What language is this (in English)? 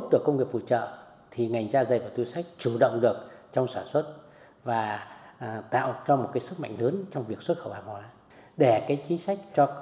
Vietnamese